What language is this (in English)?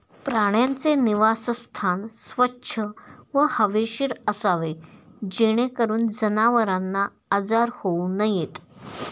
Marathi